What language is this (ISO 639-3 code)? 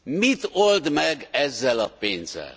hun